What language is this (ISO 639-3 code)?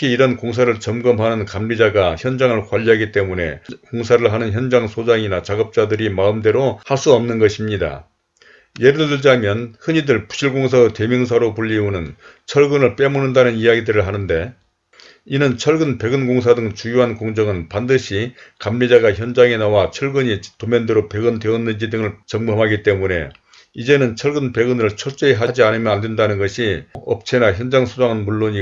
kor